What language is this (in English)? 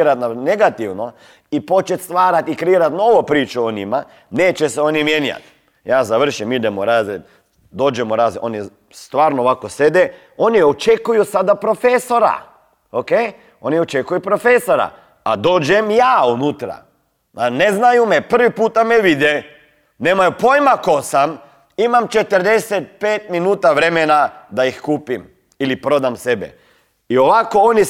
Croatian